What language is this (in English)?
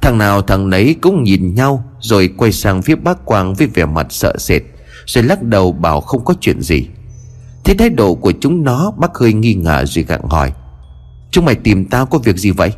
Vietnamese